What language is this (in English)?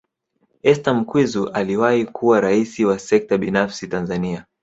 Swahili